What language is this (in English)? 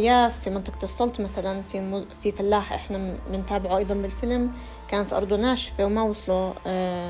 Arabic